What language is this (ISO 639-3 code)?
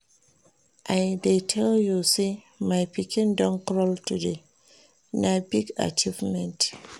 pcm